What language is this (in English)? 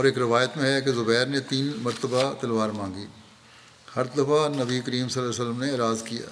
Urdu